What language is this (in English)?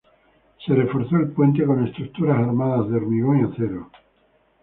Spanish